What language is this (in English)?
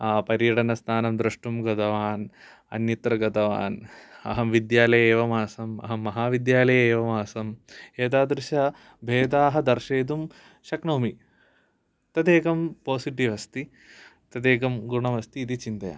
Sanskrit